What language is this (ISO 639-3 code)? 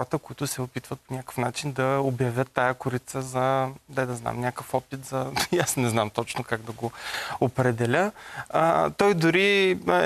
bul